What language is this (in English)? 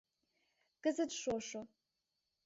Mari